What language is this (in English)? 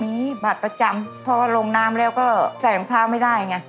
Thai